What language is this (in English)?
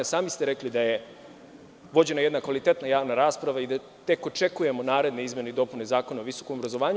Serbian